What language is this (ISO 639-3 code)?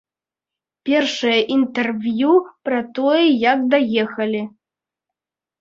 bel